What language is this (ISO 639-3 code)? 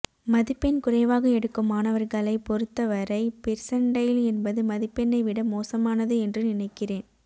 tam